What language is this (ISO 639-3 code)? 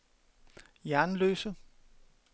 dan